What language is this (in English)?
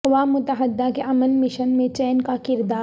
Urdu